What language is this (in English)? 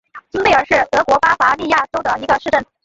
Chinese